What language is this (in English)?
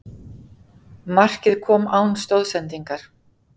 Icelandic